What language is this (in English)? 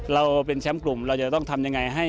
Thai